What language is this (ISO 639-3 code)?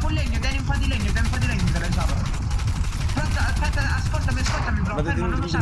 ita